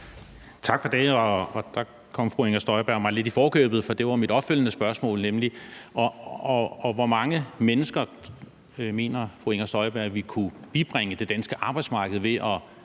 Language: Danish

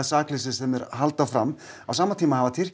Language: Icelandic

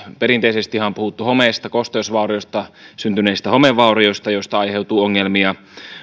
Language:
Finnish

